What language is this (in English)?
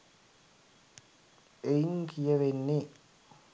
Sinhala